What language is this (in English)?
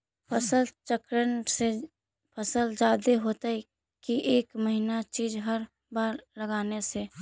Magahi